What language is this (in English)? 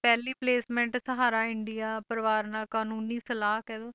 Punjabi